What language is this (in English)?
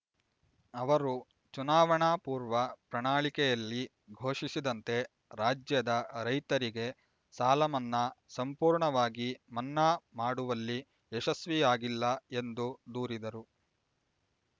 Kannada